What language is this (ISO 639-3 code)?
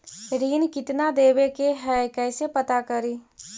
mag